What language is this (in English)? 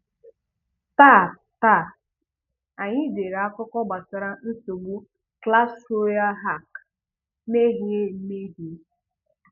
Igbo